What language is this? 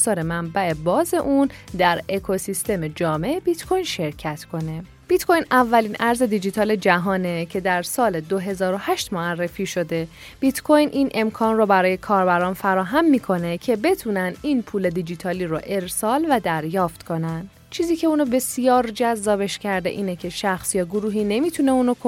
Persian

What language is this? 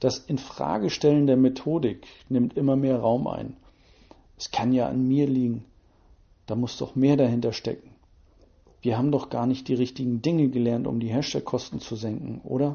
German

